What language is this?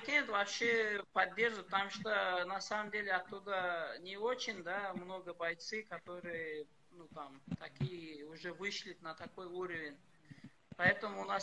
Russian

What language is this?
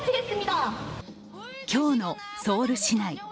Japanese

